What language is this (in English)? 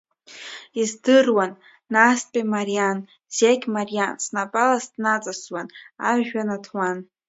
Abkhazian